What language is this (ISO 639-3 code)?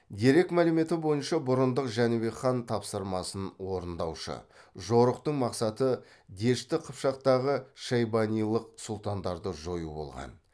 kaz